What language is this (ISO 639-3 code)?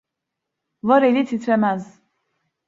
tur